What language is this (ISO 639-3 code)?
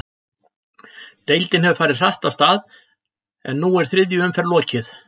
isl